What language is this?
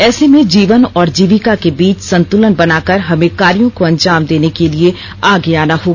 Hindi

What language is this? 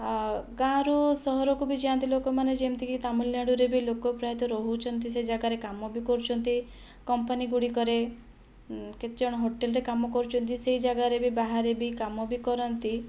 Odia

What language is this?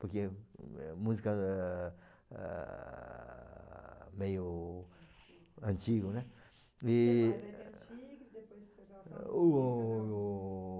Portuguese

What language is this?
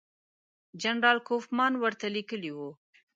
Pashto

